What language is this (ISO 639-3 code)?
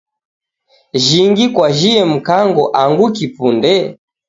dav